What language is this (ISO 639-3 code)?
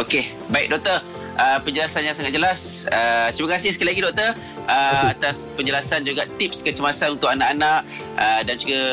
msa